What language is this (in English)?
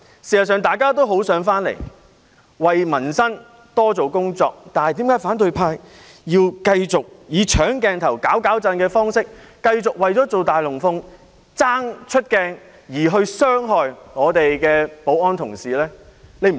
Cantonese